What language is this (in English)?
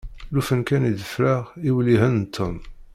Kabyle